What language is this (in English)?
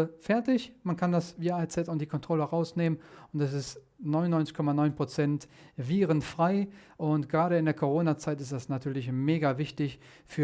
German